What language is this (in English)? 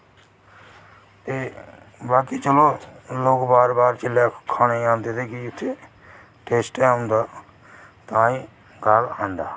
Dogri